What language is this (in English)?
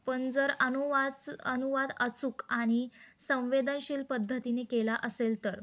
Marathi